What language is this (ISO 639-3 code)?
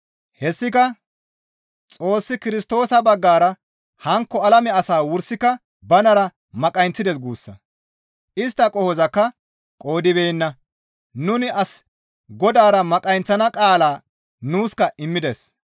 gmv